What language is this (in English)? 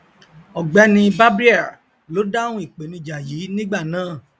Yoruba